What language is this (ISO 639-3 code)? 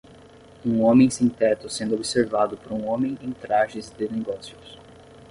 por